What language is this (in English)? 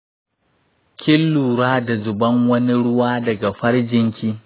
Hausa